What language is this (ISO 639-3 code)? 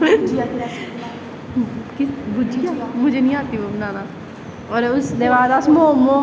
doi